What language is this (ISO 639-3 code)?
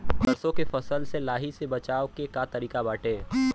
bho